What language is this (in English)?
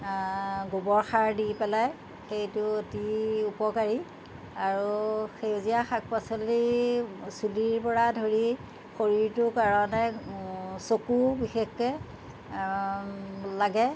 Assamese